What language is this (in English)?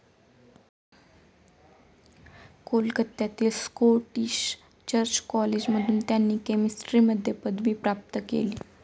Marathi